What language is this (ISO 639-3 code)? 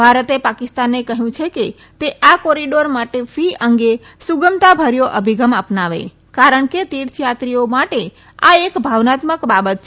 guj